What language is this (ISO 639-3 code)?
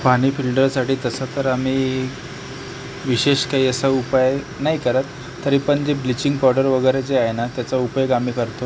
mar